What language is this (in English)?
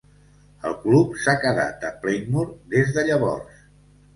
Catalan